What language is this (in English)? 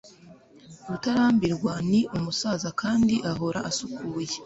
Kinyarwanda